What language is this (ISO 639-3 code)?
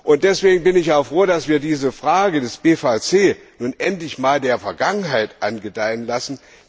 deu